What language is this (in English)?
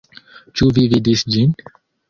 Esperanto